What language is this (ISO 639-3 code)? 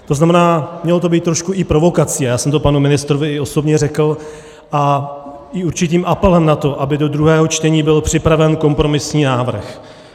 ces